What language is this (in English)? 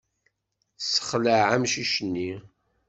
Kabyle